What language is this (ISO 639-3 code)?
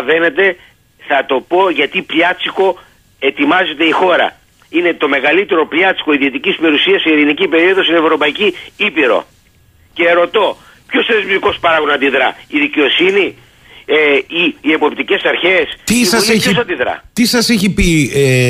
ell